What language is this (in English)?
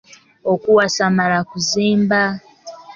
Ganda